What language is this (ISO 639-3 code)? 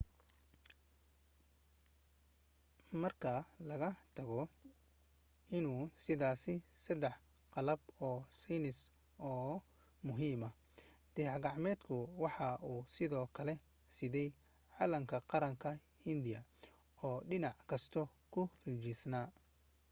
som